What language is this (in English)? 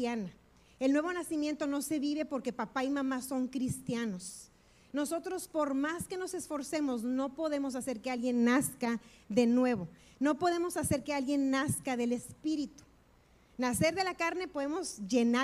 Spanish